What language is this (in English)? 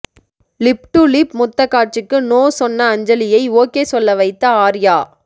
Tamil